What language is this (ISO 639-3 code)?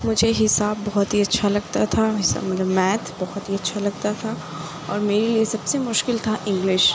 urd